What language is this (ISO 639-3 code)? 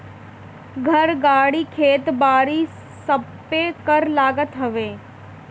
bho